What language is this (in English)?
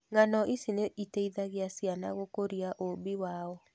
Kikuyu